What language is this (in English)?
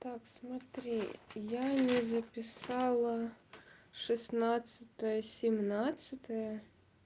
Russian